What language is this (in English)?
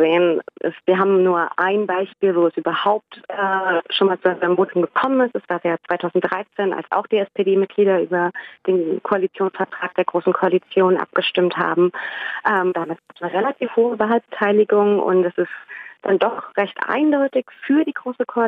German